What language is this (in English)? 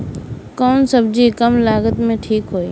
Bhojpuri